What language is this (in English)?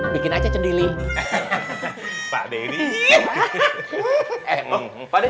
Indonesian